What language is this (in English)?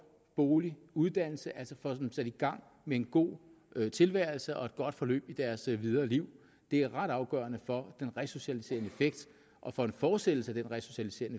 Danish